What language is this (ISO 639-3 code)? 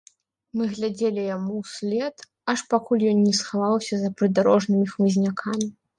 bel